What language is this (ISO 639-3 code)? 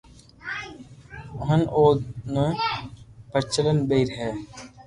lrk